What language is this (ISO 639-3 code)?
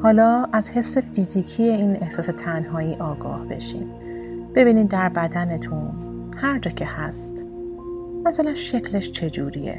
fas